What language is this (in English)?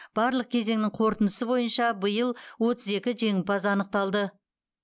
Kazakh